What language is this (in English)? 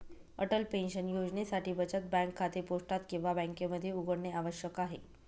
Marathi